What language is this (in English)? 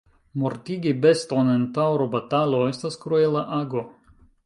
Esperanto